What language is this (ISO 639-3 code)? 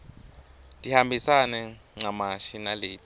ssw